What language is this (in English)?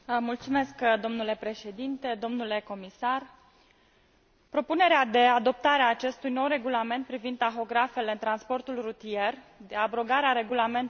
Romanian